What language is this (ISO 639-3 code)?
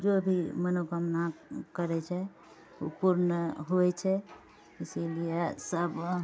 mai